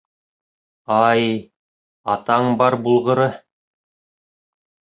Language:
Bashkir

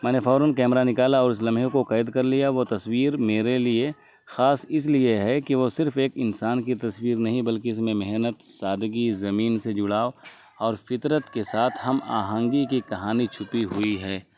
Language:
Urdu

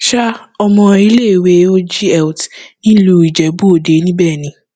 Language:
Yoruba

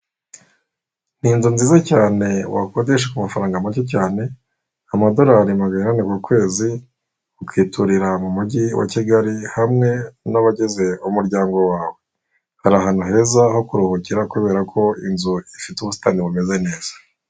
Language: Kinyarwanda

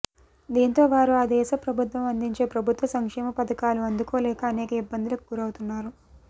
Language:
Telugu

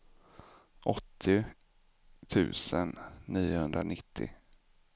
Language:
Swedish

